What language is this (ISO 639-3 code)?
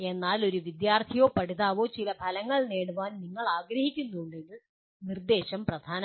mal